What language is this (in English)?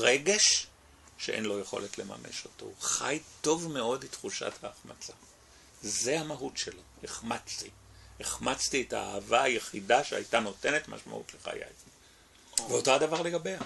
Hebrew